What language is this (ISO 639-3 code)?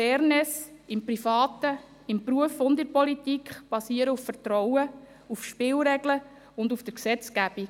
gsw